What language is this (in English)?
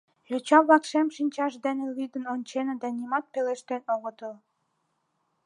Mari